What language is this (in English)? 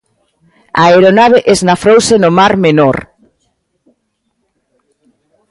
Galician